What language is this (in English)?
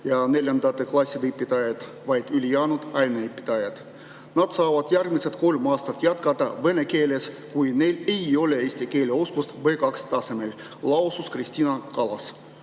Estonian